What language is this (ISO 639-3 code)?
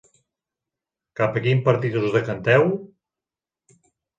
cat